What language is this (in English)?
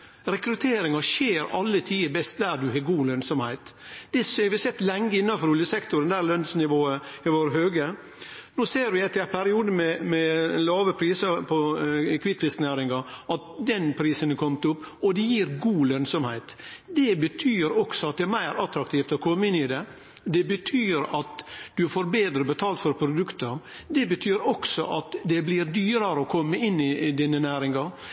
Norwegian Nynorsk